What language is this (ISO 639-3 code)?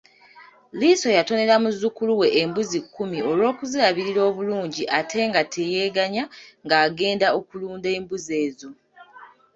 lug